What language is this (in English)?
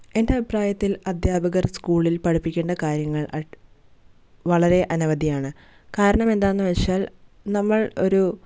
Malayalam